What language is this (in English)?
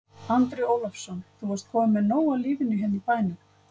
Icelandic